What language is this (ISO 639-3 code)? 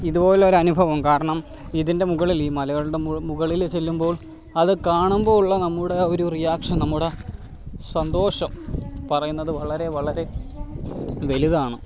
mal